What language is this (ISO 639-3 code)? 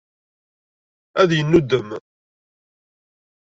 kab